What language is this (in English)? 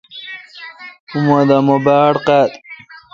Kalkoti